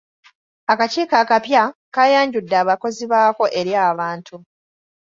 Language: Ganda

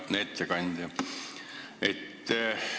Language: Estonian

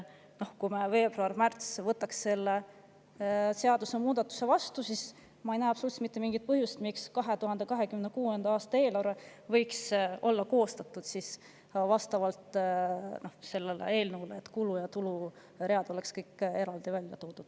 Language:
Estonian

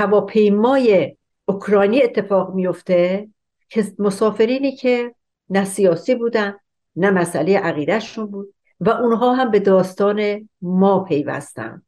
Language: Persian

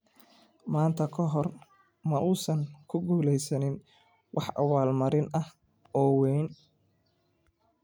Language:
Somali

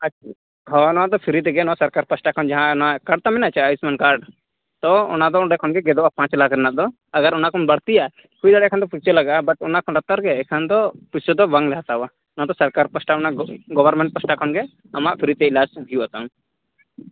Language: Santali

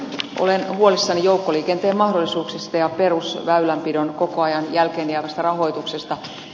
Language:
Finnish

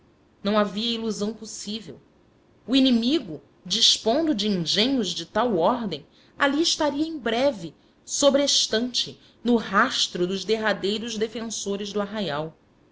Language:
Portuguese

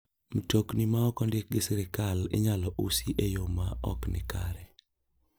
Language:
Luo (Kenya and Tanzania)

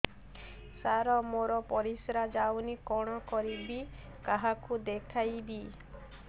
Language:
Odia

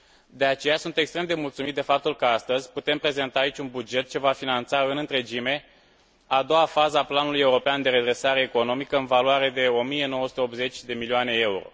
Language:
Romanian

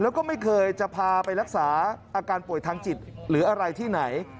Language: Thai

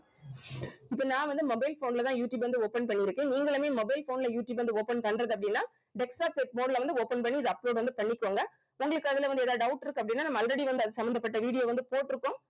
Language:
Tamil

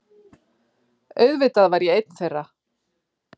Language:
Icelandic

